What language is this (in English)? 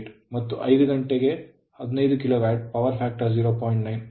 Kannada